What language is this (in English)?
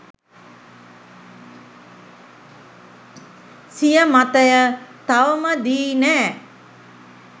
Sinhala